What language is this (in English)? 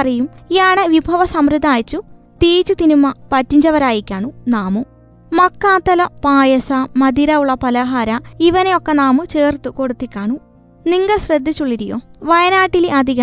Malayalam